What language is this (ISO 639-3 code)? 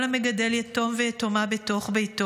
heb